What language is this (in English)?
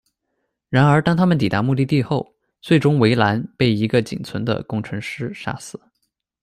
Chinese